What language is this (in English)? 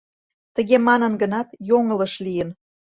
Mari